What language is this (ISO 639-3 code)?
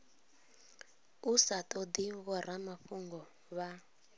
ven